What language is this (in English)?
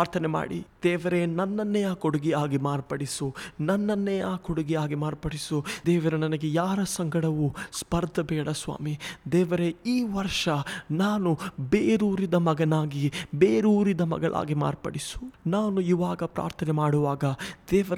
Kannada